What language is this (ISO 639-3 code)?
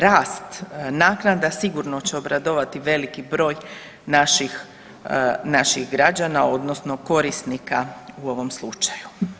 hrv